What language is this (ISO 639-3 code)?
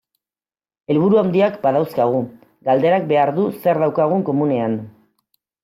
eus